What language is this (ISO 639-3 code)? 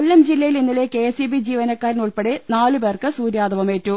mal